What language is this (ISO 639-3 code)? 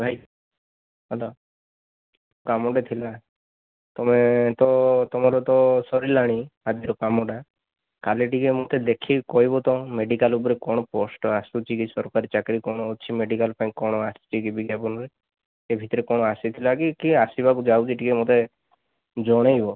ori